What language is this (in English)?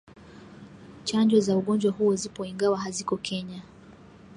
Swahili